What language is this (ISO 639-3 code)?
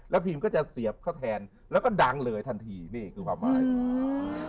tha